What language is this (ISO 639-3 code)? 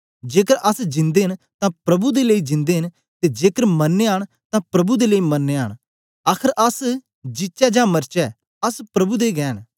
doi